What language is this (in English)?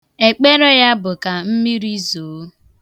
Igbo